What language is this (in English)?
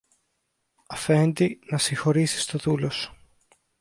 Greek